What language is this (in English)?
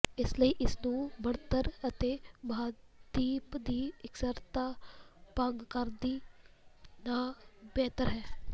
Punjabi